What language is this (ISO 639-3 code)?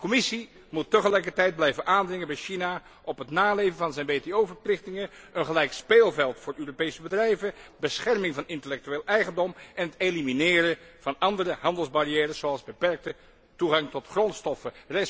nld